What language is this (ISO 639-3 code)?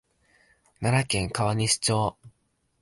jpn